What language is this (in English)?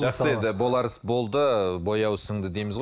Kazakh